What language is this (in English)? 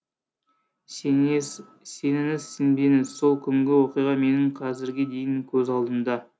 Kazakh